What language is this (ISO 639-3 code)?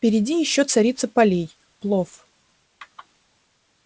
rus